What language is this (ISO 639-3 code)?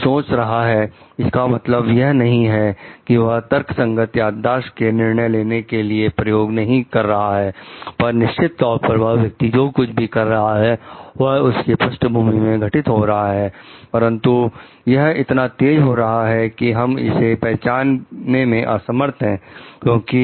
hin